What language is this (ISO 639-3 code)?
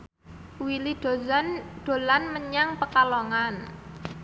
jav